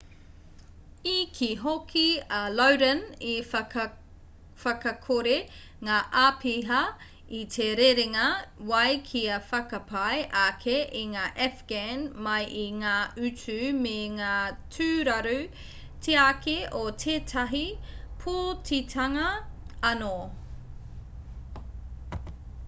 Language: Māori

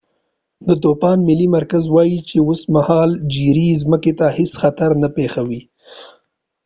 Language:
Pashto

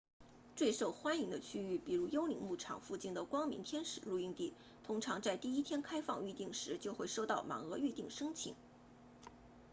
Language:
Chinese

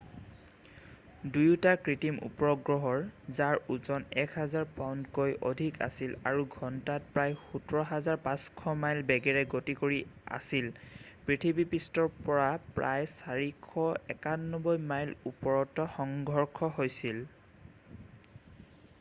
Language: Assamese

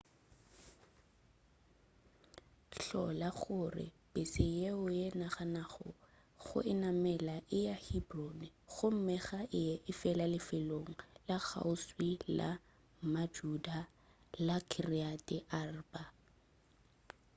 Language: Northern Sotho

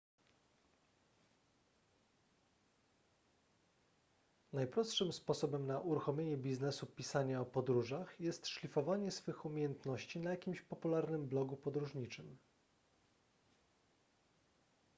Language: Polish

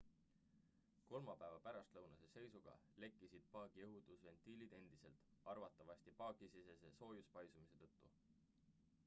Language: Estonian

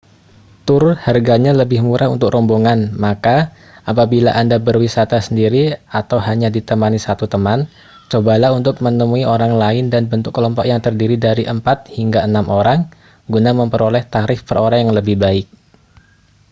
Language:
Indonesian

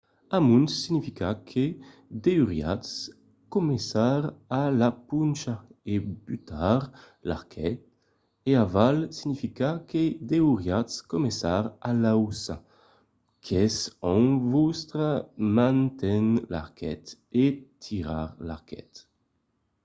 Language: Occitan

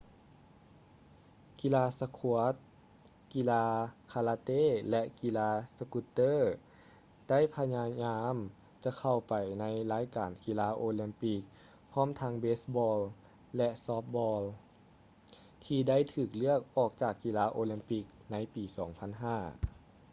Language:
Lao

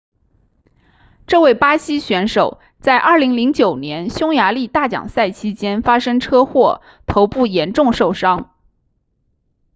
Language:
Chinese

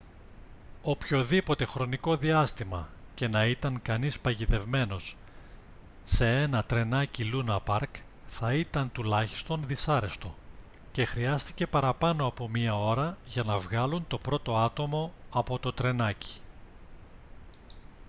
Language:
Greek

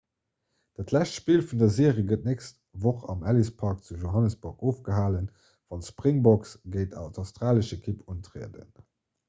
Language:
Luxembourgish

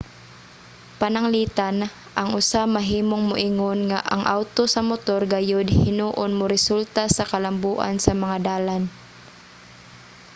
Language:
Cebuano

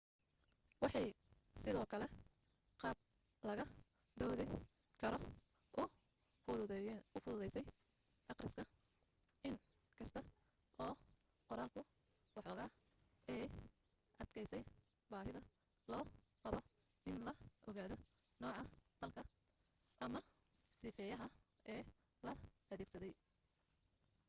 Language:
Somali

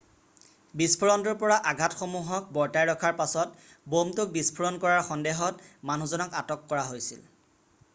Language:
Assamese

